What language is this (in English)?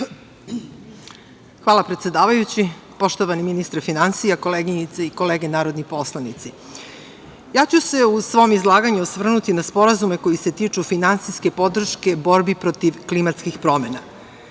Serbian